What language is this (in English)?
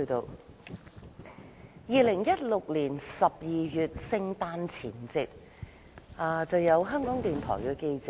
Cantonese